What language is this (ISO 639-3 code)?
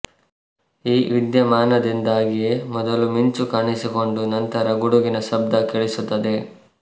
kan